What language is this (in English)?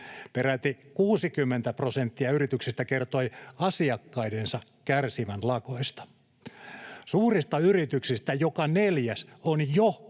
Finnish